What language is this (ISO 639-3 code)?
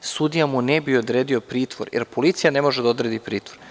srp